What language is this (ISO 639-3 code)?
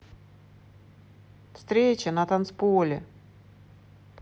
rus